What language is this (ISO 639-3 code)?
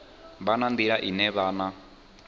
ven